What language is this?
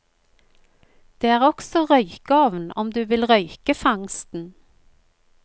Norwegian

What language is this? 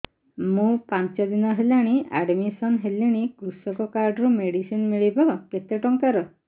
Odia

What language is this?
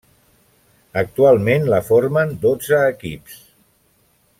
Catalan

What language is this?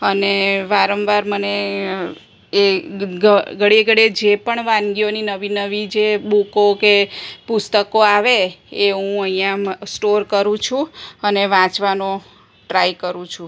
Gujarati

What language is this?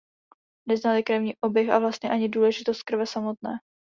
Czech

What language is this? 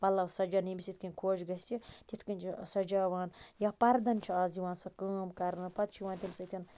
Kashmiri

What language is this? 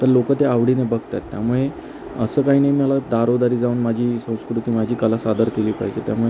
Marathi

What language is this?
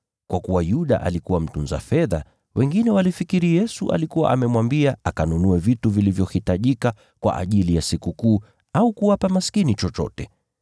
Swahili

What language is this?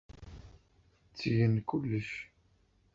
Kabyle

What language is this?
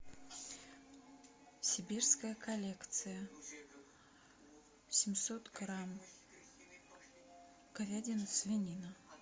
Russian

